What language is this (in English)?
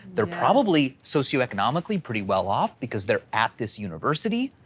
English